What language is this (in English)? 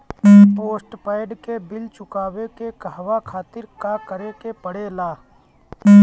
Bhojpuri